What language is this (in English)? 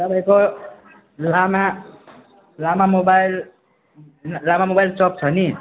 Nepali